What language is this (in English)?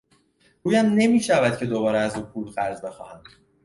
Persian